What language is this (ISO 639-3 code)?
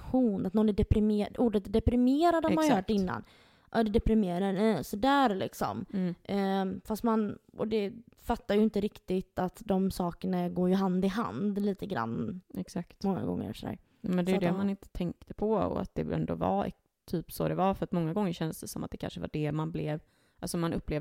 swe